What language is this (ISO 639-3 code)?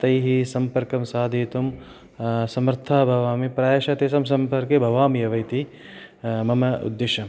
san